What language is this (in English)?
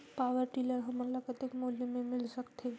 Chhattisgarhi